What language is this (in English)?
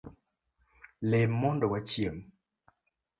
Luo (Kenya and Tanzania)